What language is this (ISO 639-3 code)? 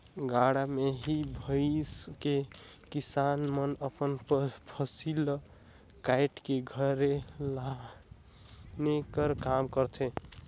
hne